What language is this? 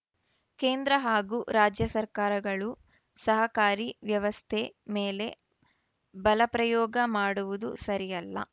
Kannada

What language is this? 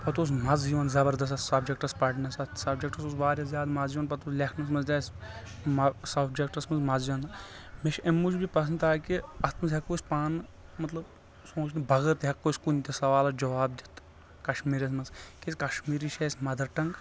Kashmiri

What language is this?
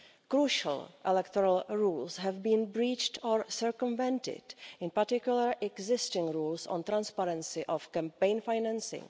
English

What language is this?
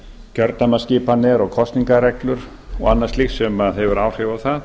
Icelandic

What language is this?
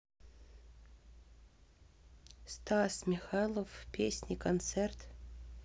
Russian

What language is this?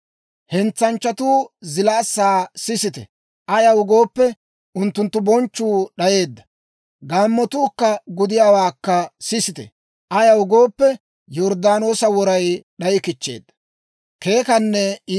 Dawro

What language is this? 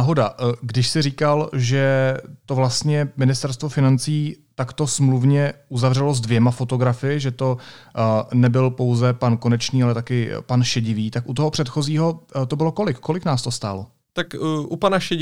Czech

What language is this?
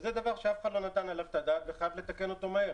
Hebrew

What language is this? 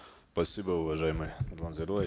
Kazakh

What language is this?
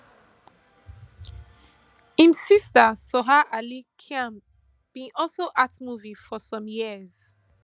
Nigerian Pidgin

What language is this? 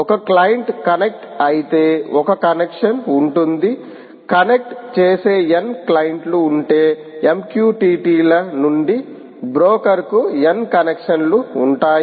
Telugu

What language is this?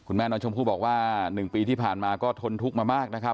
Thai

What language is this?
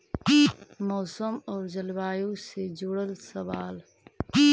Magahi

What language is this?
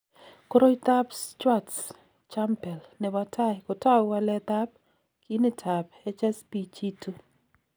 Kalenjin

